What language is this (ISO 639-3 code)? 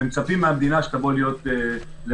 heb